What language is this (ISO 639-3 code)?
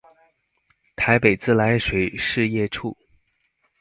zho